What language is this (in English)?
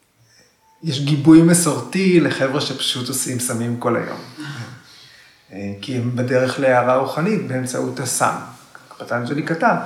Hebrew